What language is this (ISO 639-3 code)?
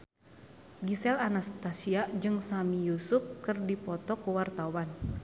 sun